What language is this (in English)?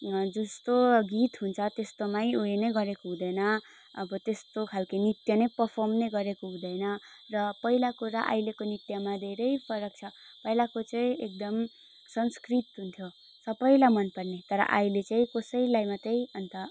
Nepali